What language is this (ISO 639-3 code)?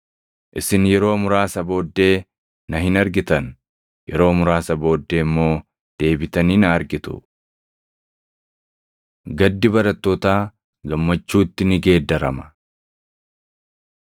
orm